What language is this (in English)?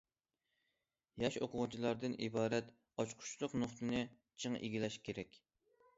Uyghur